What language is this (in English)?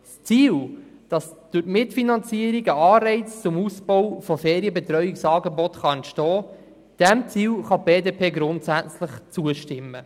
Swiss German